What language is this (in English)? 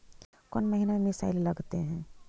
Magahi